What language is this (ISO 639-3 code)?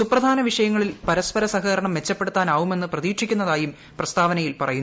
mal